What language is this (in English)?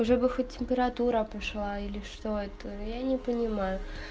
Russian